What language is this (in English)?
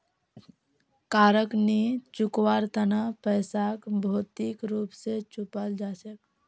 Magahi